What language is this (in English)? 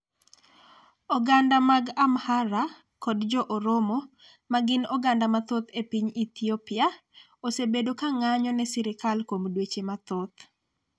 Luo (Kenya and Tanzania)